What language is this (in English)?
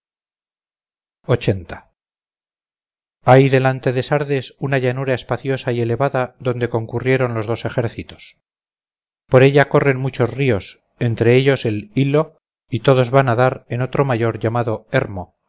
Spanish